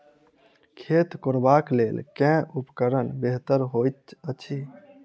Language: Maithili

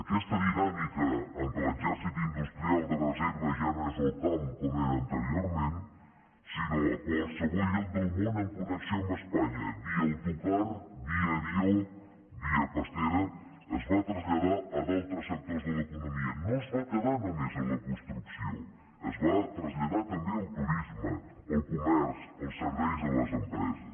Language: Catalan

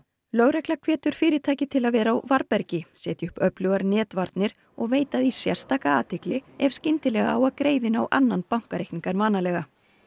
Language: Icelandic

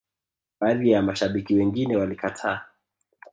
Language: Swahili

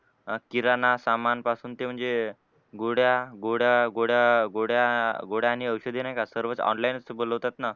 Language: Marathi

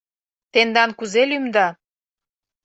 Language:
Mari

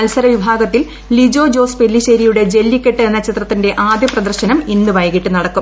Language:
Malayalam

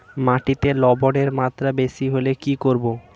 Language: Bangla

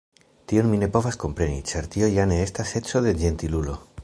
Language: Esperanto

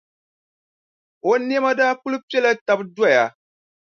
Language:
Dagbani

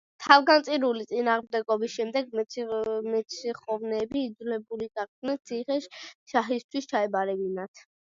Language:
Georgian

